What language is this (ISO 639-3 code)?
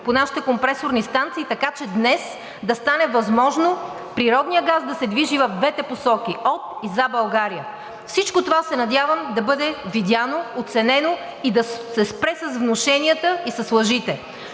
bul